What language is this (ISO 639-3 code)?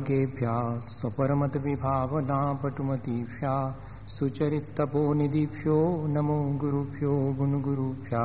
hin